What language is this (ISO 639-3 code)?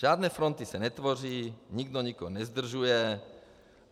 ces